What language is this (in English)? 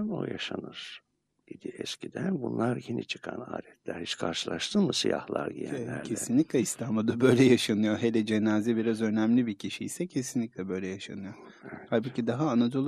Turkish